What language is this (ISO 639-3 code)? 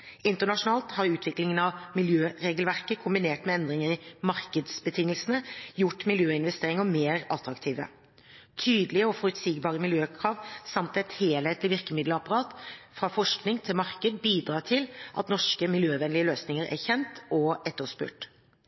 nob